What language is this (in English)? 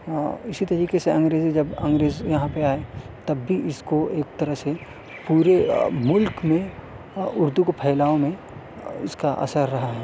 Urdu